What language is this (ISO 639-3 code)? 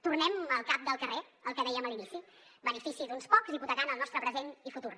cat